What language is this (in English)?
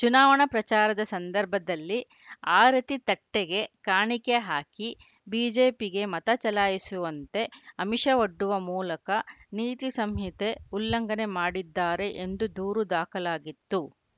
Kannada